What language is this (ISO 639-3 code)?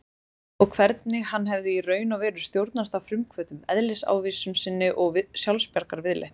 isl